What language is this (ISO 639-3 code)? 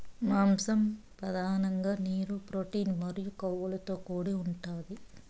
tel